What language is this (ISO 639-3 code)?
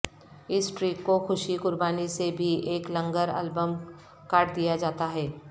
urd